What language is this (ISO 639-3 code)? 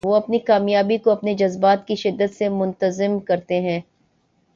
urd